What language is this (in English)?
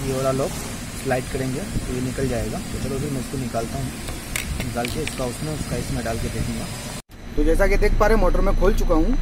Hindi